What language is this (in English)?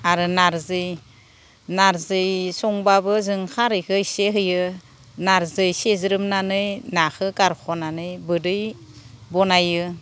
Bodo